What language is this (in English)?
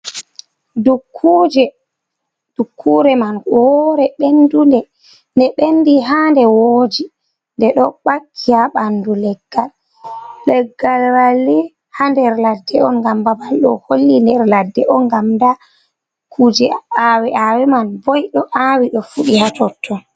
Fula